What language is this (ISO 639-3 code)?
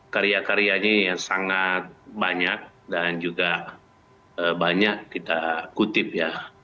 ind